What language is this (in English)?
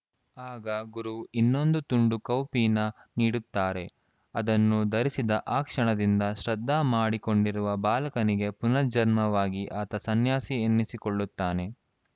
Kannada